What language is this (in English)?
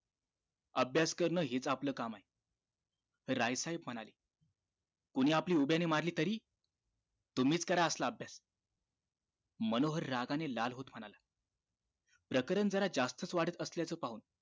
Marathi